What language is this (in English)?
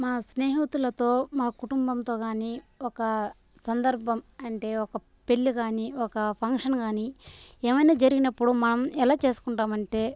Telugu